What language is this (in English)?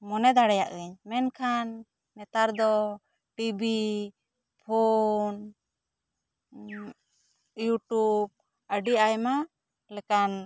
Santali